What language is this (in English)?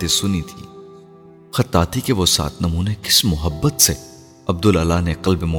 Urdu